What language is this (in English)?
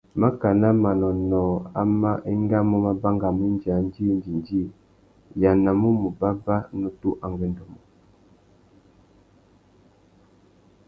Tuki